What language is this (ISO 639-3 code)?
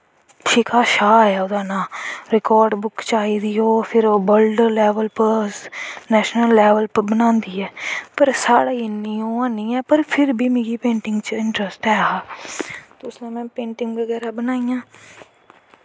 doi